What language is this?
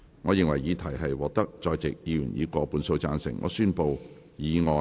Cantonese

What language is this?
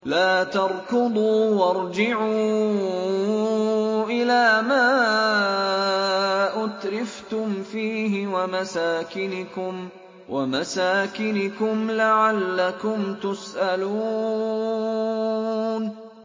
Arabic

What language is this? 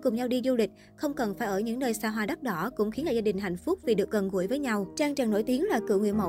Vietnamese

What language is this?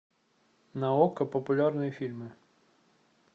Russian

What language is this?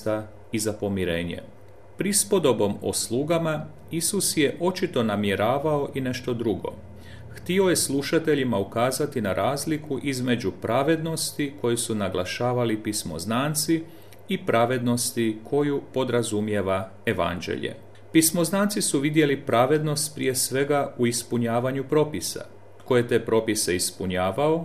Croatian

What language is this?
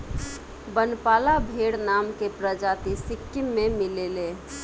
Bhojpuri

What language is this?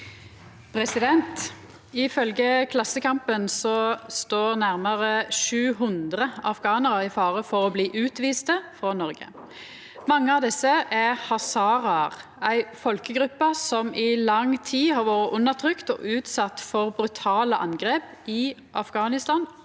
Norwegian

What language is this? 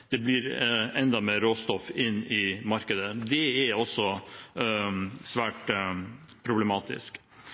Norwegian Nynorsk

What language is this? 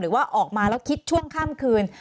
Thai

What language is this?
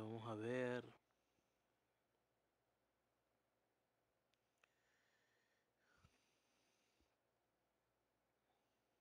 Spanish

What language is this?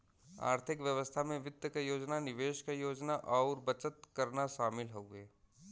Bhojpuri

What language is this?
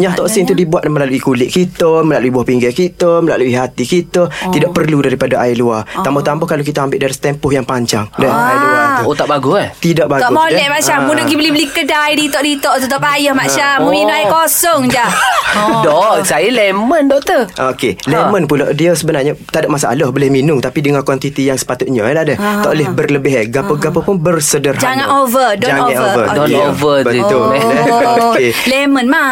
Malay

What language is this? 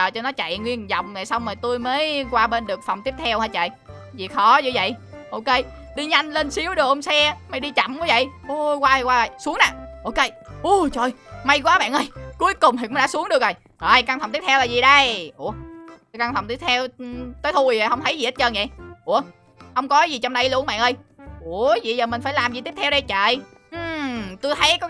Vietnamese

